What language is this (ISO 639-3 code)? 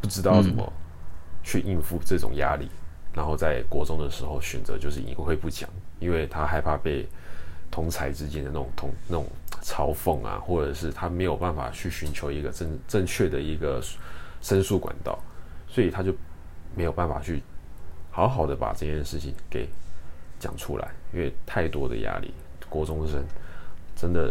zho